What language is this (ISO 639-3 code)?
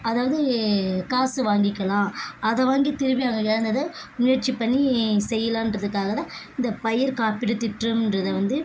tam